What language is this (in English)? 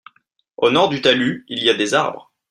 French